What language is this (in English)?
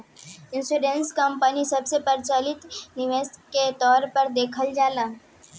Bhojpuri